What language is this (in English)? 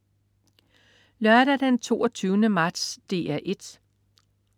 Danish